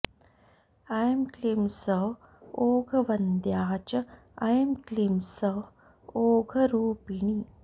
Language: Sanskrit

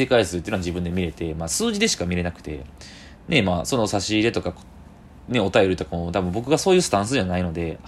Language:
Japanese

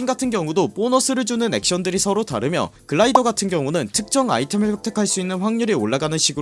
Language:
Korean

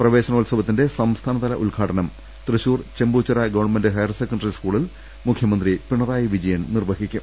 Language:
Malayalam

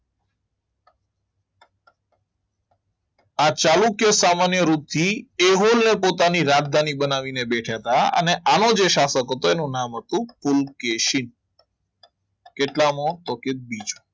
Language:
Gujarati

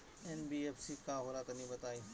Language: Bhojpuri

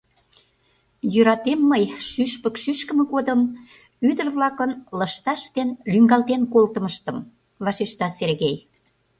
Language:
Mari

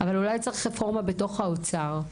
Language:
Hebrew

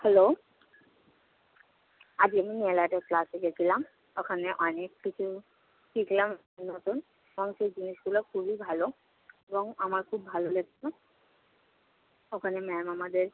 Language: Bangla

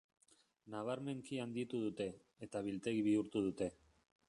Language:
Basque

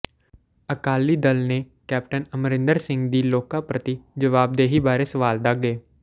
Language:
Punjabi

